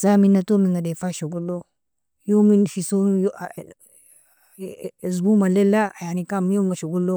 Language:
Nobiin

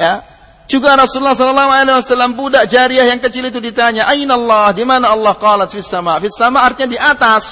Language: Malay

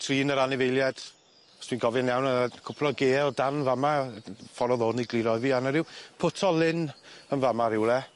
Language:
Welsh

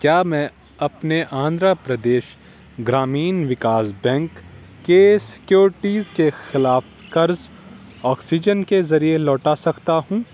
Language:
Urdu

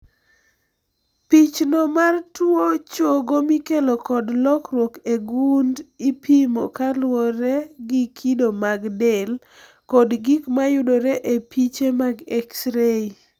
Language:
Luo (Kenya and Tanzania)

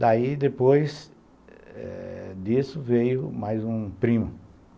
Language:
Portuguese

